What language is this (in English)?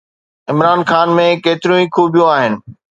Sindhi